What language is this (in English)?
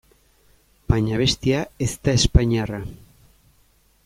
Basque